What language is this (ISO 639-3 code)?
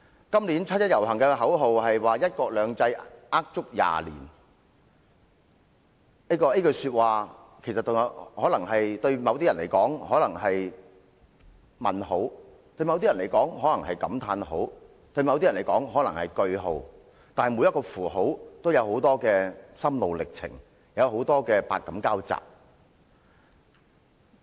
yue